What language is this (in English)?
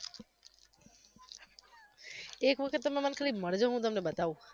Gujarati